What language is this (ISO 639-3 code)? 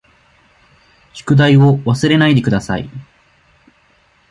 jpn